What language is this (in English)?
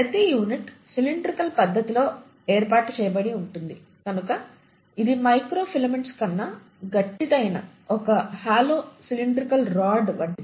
Telugu